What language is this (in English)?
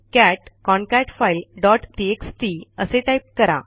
Marathi